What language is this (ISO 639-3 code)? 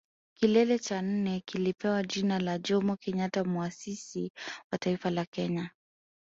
swa